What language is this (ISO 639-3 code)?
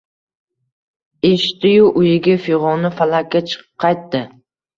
uzb